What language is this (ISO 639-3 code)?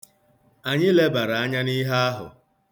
ibo